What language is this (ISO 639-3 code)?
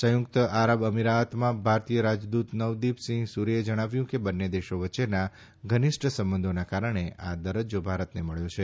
guj